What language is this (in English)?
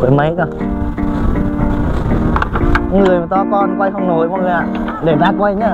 Vietnamese